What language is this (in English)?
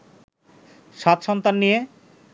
Bangla